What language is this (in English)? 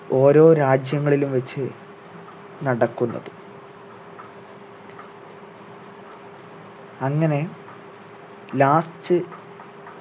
Malayalam